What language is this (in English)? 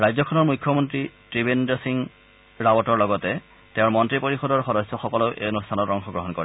Assamese